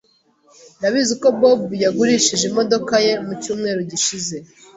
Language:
Kinyarwanda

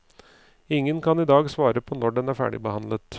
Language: Norwegian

